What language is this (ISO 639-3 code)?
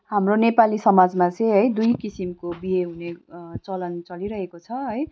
nep